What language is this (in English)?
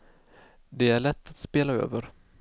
Swedish